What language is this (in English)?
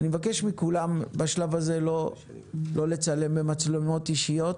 Hebrew